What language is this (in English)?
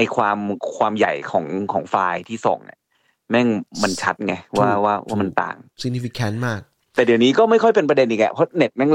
Thai